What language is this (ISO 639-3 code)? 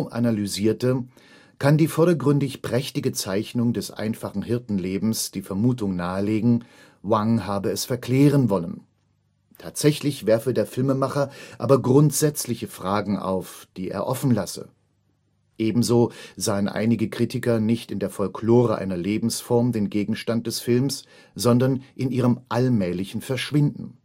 deu